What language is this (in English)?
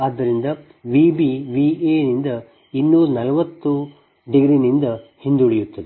Kannada